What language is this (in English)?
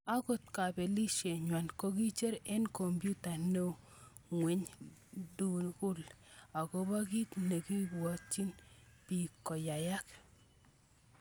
Kalenjin